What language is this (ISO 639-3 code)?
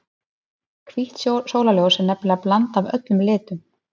isl